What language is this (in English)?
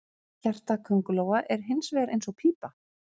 Icelandic